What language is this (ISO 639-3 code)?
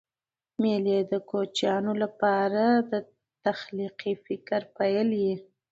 pus